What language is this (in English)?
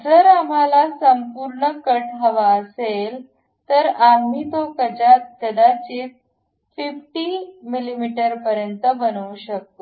Marathi